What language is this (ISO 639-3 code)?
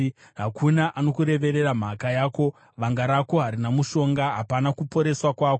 sna